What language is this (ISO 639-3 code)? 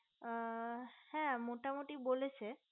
ben